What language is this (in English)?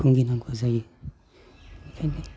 Bodo